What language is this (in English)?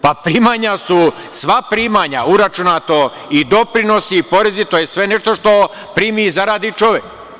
Serbian